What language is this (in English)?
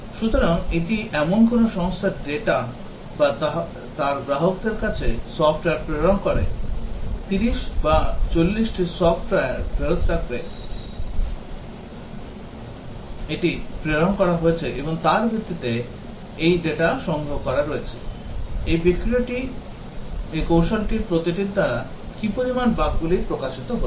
Bangla